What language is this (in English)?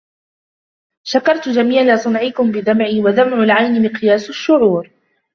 Arabic